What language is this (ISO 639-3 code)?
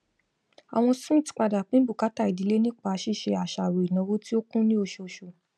yor